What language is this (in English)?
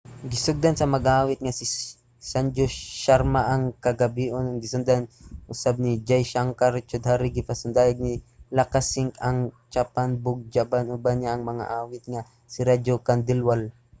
Cebuano